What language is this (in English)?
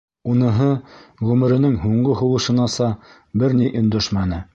Bashkir